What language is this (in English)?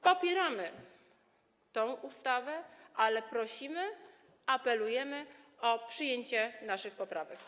Polish